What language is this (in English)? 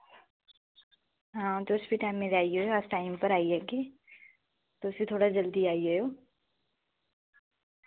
Dogri